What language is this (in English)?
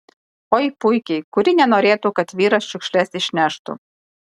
Lithuanian